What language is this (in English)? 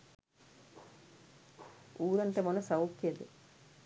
Sinhala